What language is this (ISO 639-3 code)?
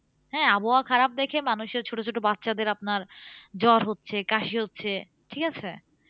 ben